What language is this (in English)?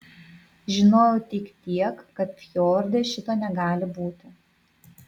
Lithuanian